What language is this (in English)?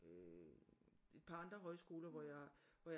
Danish